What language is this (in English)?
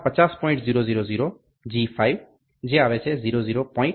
Gujarati